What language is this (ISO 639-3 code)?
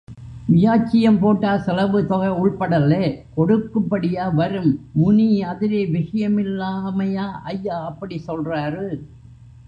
tam